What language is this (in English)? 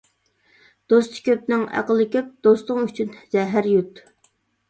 Uyghur